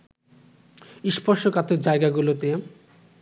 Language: Bangla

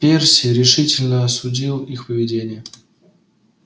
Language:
Russian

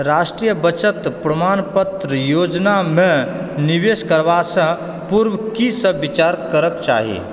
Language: Maithili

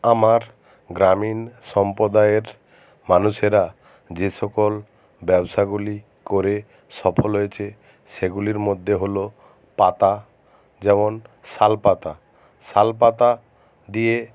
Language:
Bangla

